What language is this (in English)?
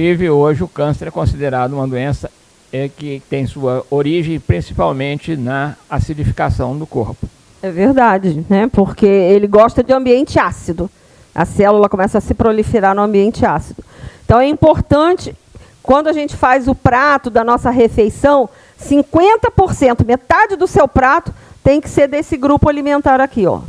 Portuguese